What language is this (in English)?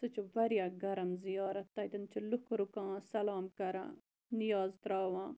Kashmiri